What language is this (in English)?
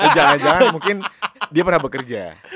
Indonesian